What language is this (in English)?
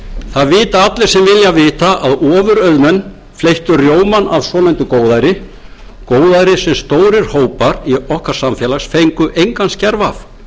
Icelandic